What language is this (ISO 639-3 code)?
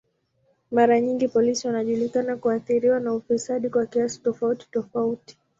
swa